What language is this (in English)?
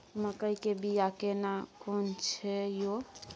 Maithili